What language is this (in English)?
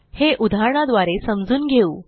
Marathi